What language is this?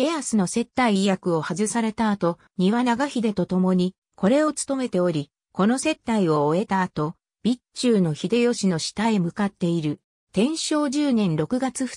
Japanese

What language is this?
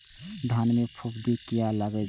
Maithili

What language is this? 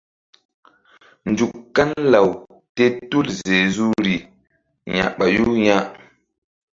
Mbum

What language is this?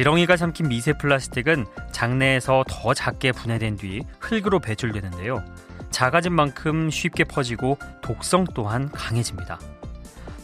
Korean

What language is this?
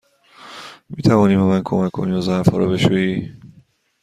Persian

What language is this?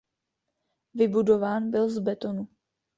Czech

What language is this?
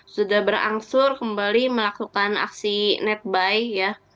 Indonesian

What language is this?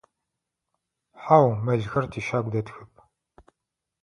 Adyghe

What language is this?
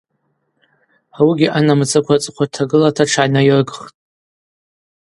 Abaza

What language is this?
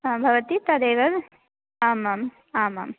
Sanskrit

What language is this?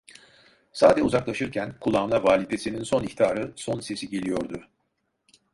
Turkish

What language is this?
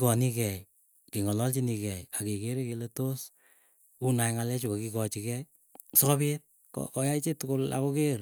Keiyo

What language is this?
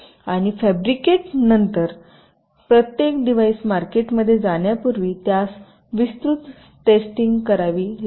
Marathi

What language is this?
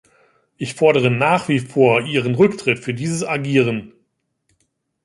German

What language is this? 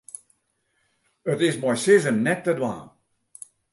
Western Frisian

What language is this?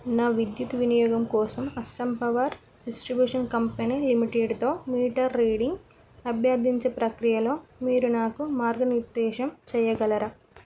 Telugu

